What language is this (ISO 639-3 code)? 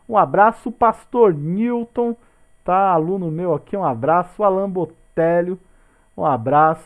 por